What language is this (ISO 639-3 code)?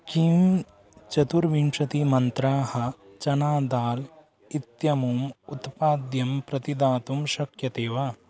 san